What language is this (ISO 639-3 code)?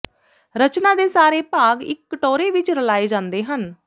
pan